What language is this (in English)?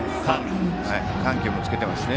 Japanese